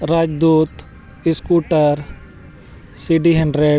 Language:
Santali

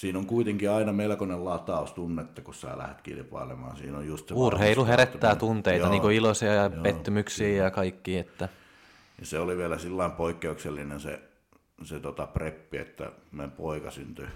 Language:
Finnish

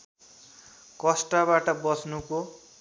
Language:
Nepali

